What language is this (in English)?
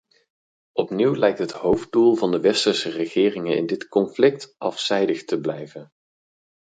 Dutch